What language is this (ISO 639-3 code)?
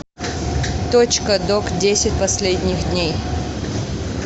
rus